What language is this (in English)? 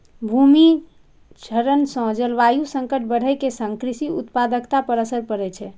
Maithili